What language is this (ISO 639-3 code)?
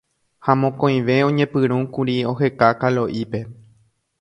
grn